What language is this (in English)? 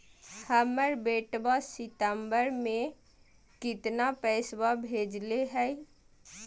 Magahi